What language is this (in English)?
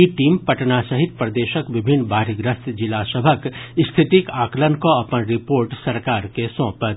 Maithili